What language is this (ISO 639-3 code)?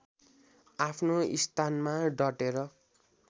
nep